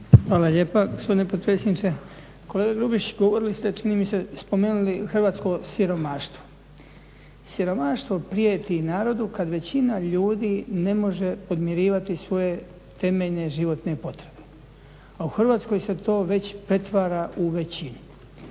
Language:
Croatian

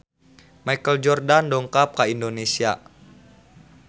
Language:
Sundanese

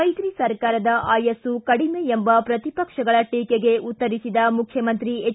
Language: Kannada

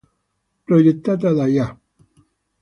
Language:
Italian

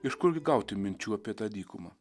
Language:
Lithuanian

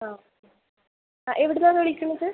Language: Malayalam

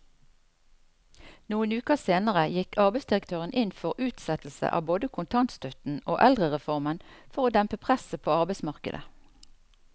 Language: Norwegian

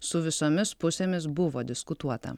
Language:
Lithuanian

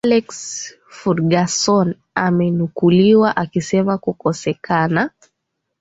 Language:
Swahili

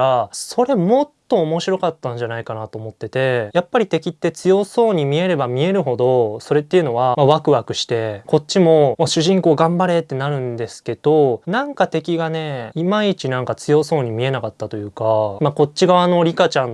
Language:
Japanese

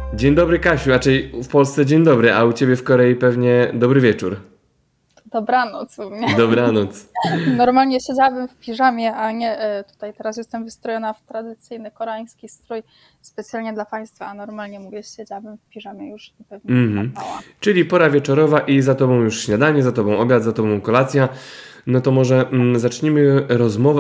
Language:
Polish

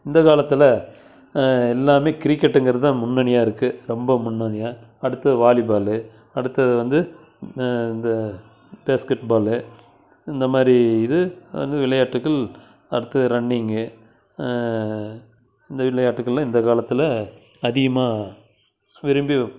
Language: Tamil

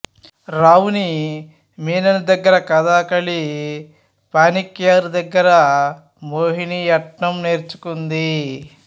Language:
Telugu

